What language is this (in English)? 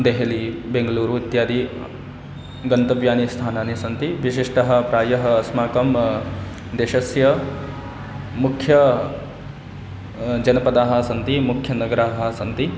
Sanskrit